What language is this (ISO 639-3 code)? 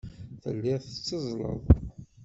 kab